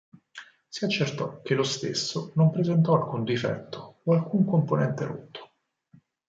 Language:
Italian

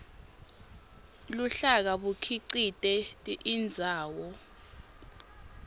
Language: Swati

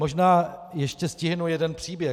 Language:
Czech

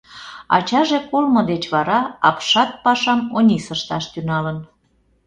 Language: Mari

